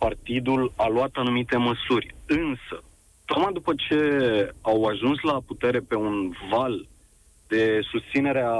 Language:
Romanian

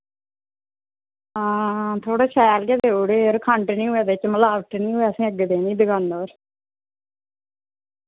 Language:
Dogri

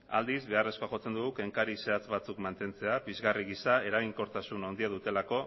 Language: Basque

